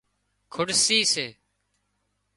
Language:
Wadiyara Koli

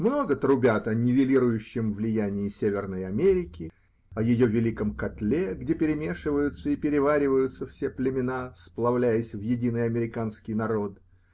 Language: Russian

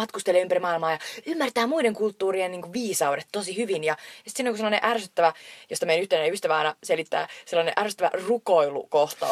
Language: Finnish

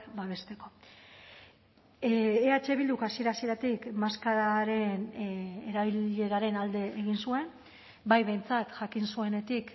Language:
Basque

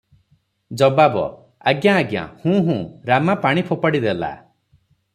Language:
Odia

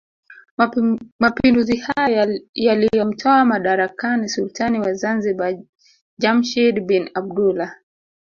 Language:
Swahili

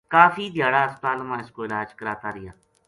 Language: Gujari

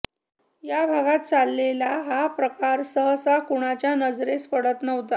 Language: Marathi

